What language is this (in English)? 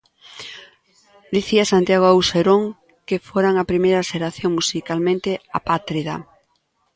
Galician